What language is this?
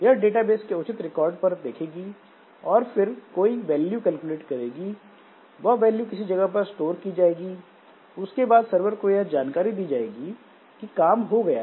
Hindi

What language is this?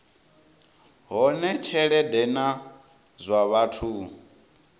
Venda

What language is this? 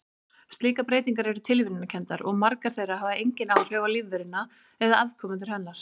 Icelandic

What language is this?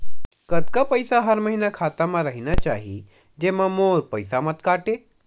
Chhattisgarhi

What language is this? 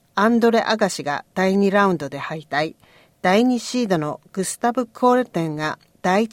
Japanese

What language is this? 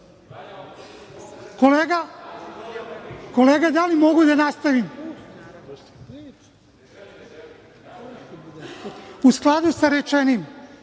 Serbian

